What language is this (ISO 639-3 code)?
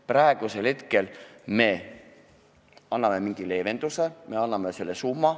est